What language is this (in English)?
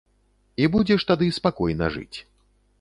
Belarusian